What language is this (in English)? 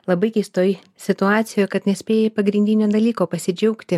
Lithuanian